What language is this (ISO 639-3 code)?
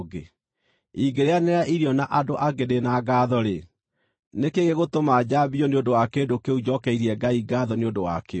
kik